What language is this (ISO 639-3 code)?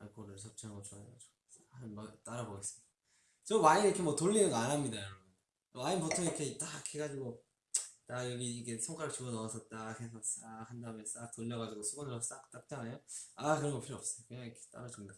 kor